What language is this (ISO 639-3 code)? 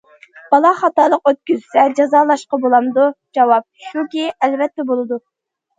uig